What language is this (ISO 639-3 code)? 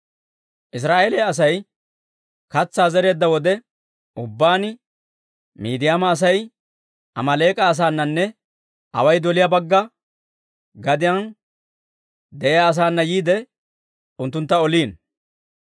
dwr